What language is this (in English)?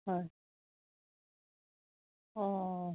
Assamese